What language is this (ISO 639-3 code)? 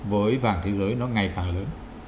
vie